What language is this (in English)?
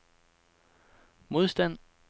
Danish